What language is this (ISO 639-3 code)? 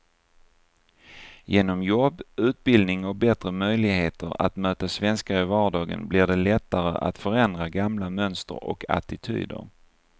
swe